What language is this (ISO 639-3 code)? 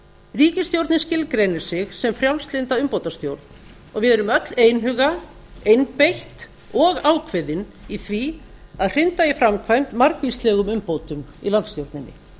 isl